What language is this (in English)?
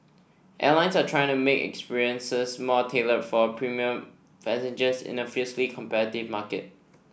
English